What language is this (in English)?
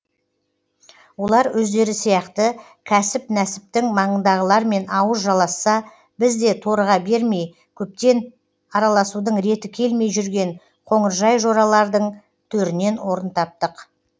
Kazakh